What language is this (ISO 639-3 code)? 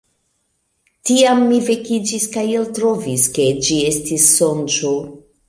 epo